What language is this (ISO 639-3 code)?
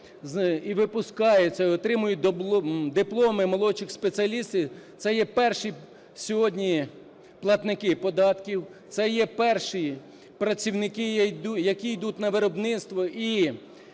ukr